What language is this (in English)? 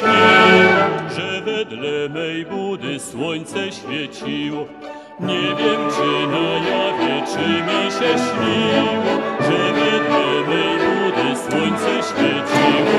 Polish